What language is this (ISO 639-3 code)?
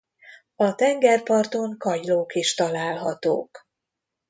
hun